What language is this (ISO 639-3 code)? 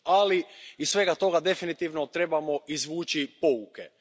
hrv